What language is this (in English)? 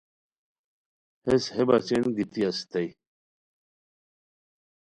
Khowar